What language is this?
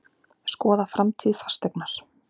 Icelandic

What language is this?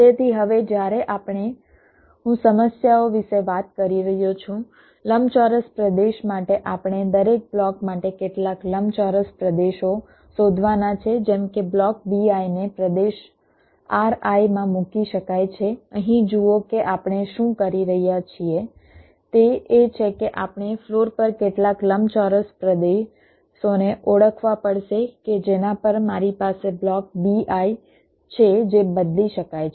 Gujarati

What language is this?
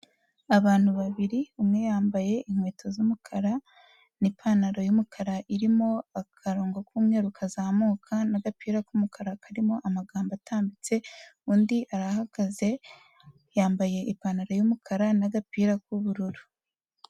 Kinyarwanda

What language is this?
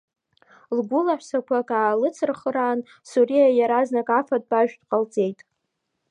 Abkhazian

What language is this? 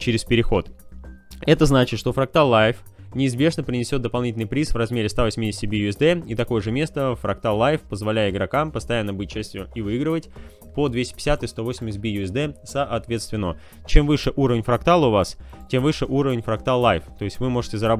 Russian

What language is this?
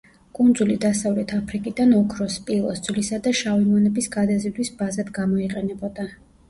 Georgian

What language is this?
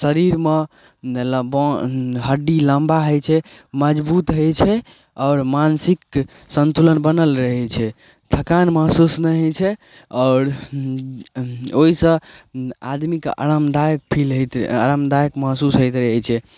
Maithili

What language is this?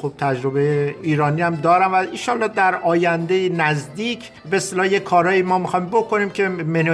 Persian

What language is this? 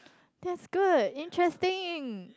English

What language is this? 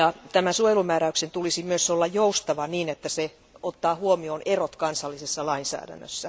Finnish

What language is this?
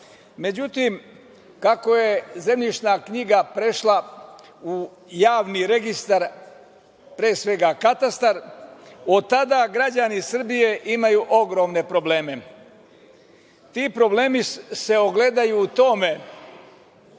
Serbian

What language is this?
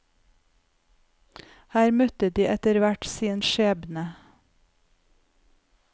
Norwegian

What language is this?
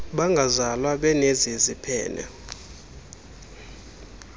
Xhosa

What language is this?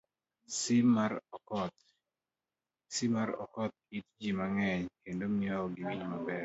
Luo (Kenya and Tanzania)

